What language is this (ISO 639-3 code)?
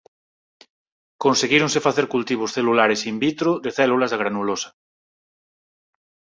glg